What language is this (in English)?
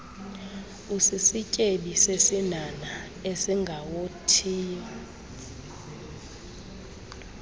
Xhosa